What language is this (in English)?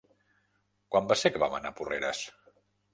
Catalan